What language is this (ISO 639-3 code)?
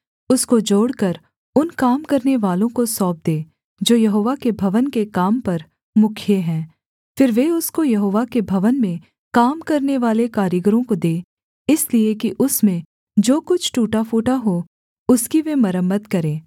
hin